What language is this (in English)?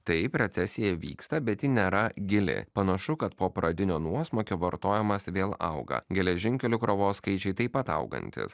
Lithuanian